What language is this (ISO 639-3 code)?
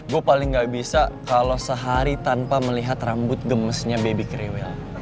ind